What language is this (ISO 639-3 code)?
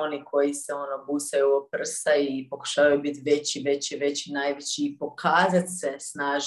hrv